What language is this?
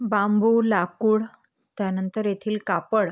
Marathi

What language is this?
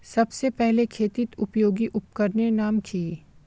Magahi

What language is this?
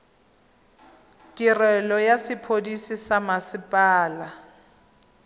Tswana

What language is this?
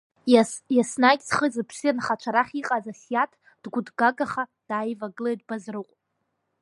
Abkhazian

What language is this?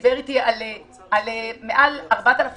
Hebrew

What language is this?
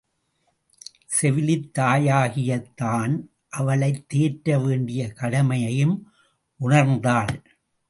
Tamil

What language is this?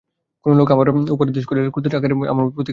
Bangla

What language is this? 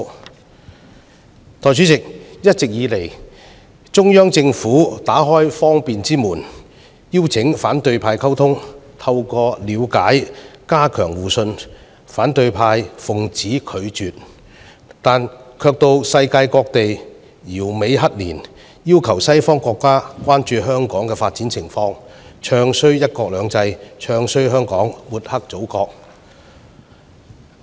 Cantonese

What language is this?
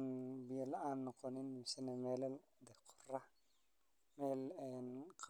Somali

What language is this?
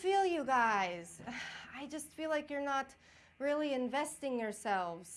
English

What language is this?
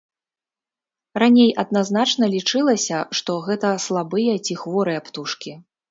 Belarusian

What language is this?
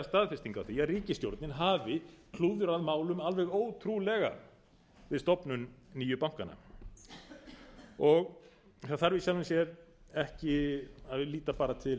Icelandic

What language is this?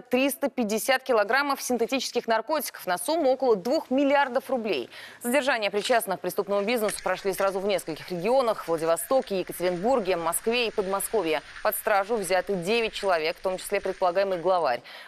Russian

